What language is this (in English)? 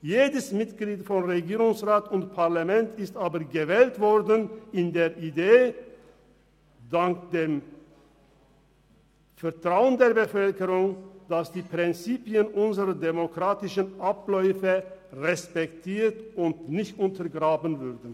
Swiss German